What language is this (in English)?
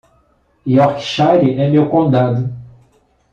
Portuguese